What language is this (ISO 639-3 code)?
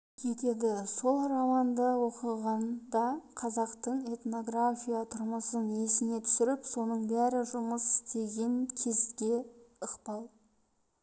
kaz